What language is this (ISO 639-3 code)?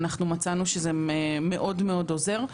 heb